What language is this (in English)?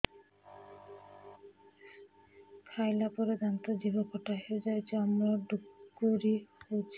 Odia